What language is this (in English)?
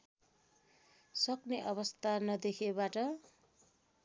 Nepali